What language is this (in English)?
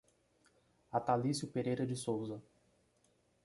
Portuguese